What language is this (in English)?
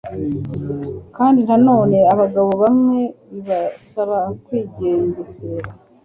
Kinyarwanda